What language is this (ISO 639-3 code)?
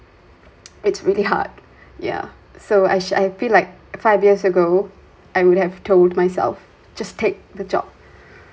eng